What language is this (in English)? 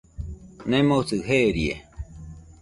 Nüpode Huitoto